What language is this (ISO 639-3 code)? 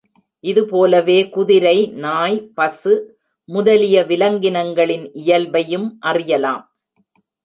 tam